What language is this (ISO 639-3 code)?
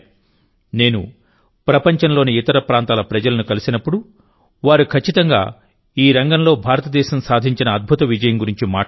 tel